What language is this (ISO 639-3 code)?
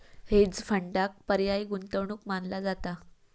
mar